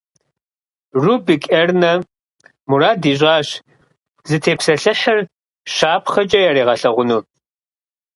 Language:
Kabardian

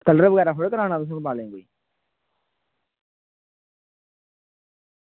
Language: Dogri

